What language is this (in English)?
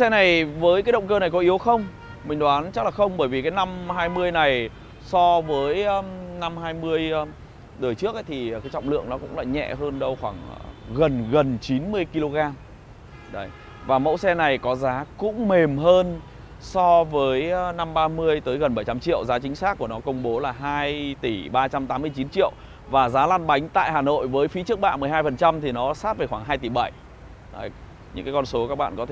Vietnamese